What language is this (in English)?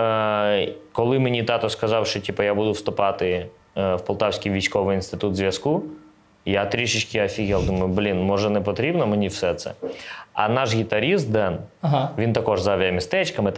Ukrainian